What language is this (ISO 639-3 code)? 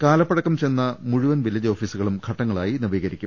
mal